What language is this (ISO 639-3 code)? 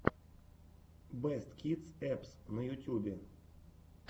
rus